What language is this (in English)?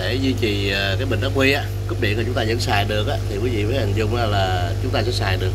Vietnamese